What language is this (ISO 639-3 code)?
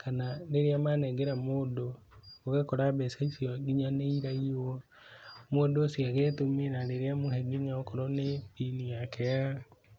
kik